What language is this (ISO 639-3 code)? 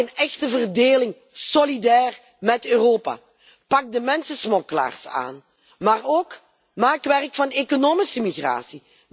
nld